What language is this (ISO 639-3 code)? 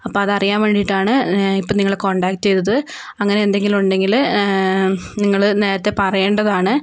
mal